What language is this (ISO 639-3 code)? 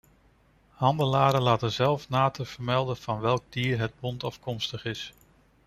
nld